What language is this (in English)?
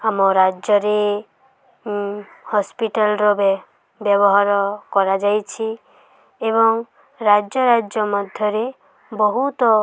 Odia